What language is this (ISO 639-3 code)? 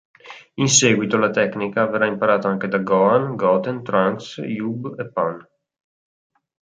ita